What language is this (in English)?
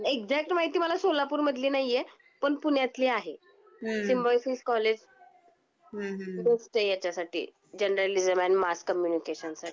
Marathi